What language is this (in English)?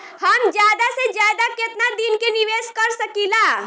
Bhojpuri